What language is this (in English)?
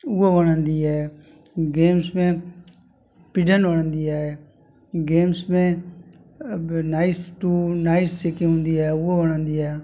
Sindhi